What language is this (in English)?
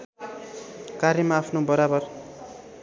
Nepali